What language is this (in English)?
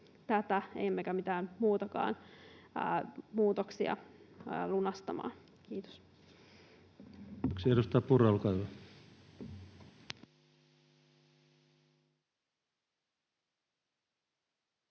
Finnish